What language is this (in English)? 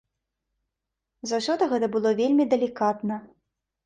Belarusian